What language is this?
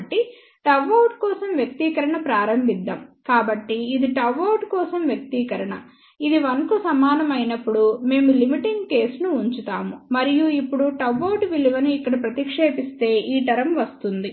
Telugu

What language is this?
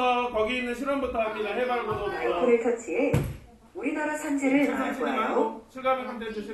Korean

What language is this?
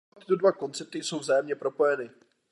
Czech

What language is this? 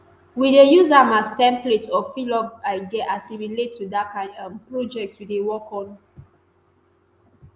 Nigerian Pidgin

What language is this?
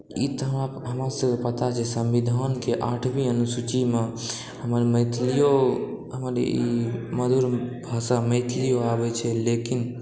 Maithili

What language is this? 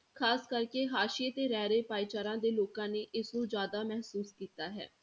Punjabi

